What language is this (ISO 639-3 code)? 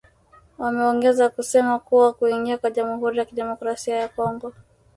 swa